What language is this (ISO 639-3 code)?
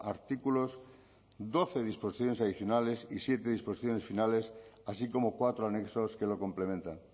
spa